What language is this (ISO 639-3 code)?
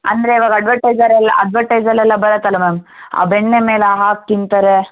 kan